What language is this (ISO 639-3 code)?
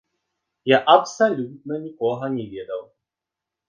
bel